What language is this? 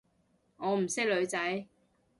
Cantonese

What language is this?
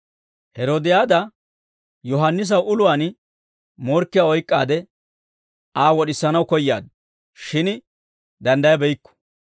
Dawro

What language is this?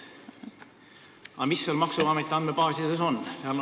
Estonian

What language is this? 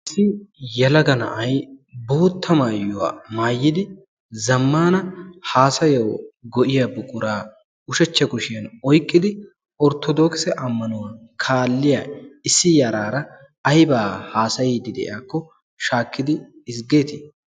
Wolaytta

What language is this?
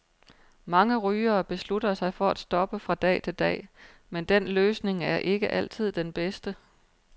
Danish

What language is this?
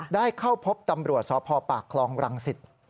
Thai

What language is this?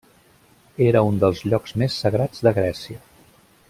Catalan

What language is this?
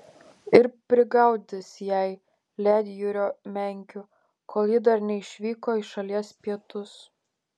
Lithuanian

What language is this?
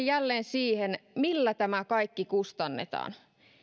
Finnish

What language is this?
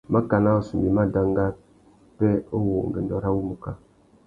Tuki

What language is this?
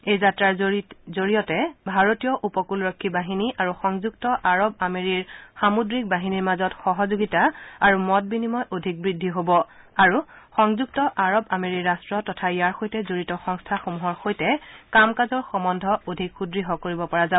Assamese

